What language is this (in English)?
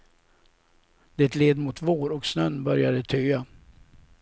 Swedish